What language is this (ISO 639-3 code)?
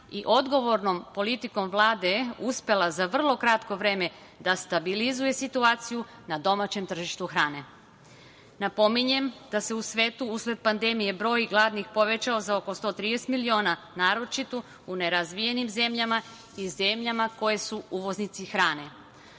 srp